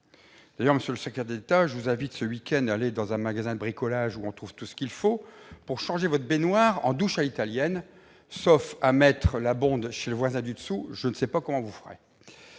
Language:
French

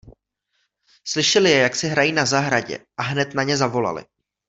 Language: Czech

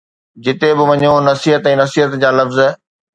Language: Sindhi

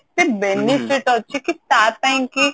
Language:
Odia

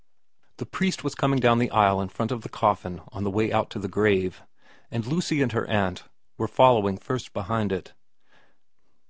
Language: English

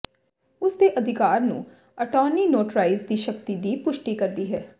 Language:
Punjabi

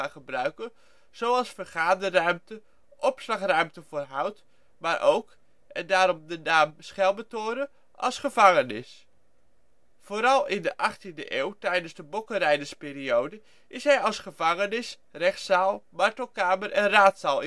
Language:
Dutch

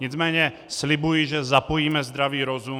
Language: Czech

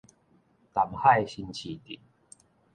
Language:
Min Nan Chinese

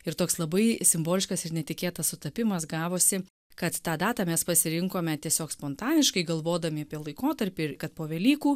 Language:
Lithuanian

